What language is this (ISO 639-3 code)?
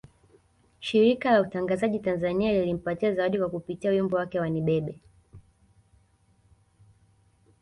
swa